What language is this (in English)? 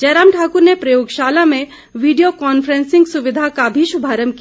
Hindi